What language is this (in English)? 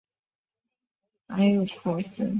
Chinese